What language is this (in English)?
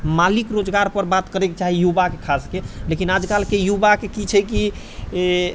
Maithili